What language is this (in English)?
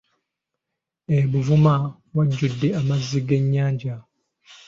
Ganda